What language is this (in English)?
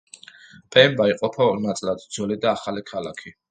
Georgian